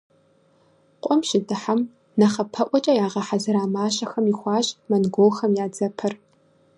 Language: Kabardian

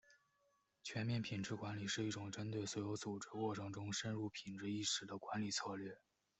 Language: Chinese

